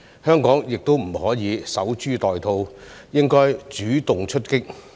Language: Cantonese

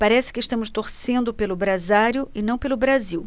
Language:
Portuguese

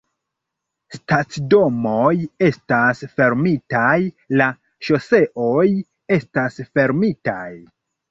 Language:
Esperanto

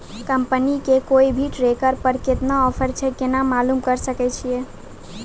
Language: Maithili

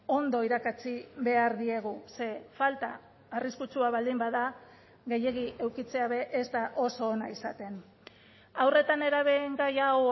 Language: Basque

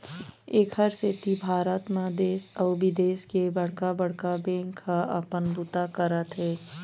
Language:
Chhattisgarhi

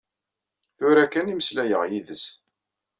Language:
Kabyle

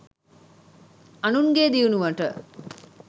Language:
Sinhala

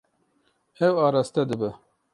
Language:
Kurdish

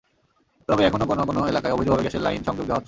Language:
Bangla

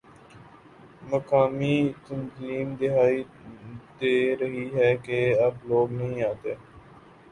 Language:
Urdu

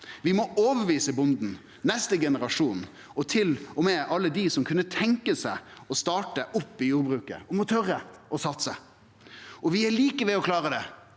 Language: Norwegian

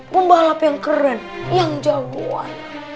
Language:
Indonesian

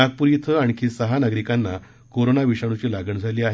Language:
Marathi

